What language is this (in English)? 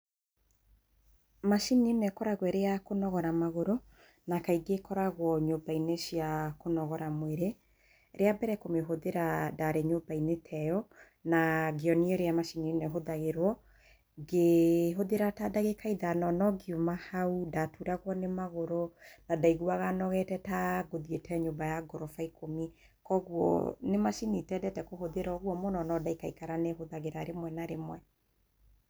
Kikuyu